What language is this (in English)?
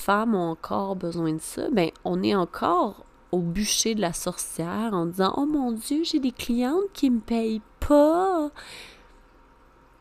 French